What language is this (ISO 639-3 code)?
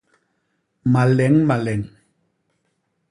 bas